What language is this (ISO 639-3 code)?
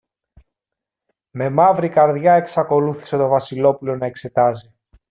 ell